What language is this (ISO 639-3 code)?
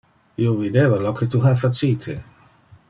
ina